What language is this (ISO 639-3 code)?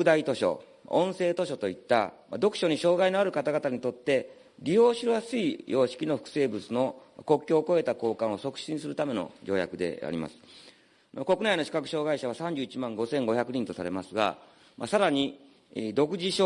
jpn